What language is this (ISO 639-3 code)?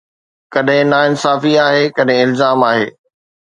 snd